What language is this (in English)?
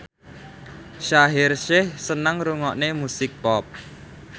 Javanese